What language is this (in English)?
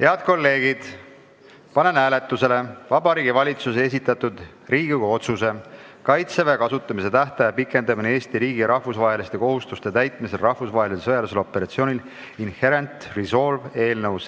Estonian